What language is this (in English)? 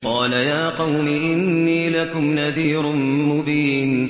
Arabic